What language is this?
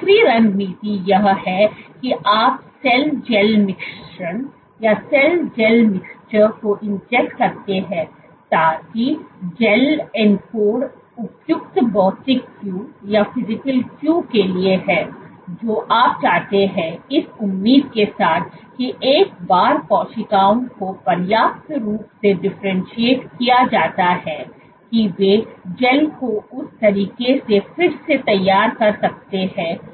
Hindi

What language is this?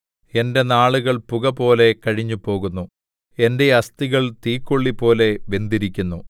Malayalam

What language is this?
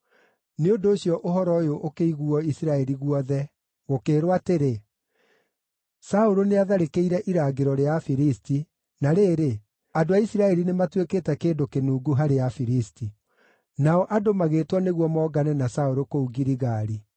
Kikuyu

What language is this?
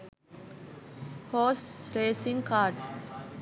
Sinhala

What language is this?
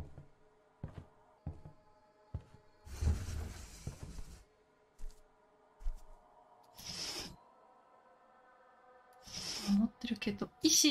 Japanese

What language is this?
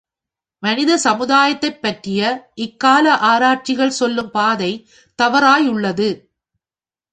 Tamil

